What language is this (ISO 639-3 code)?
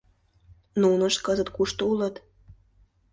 chm